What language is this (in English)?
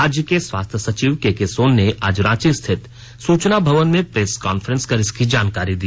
Hindi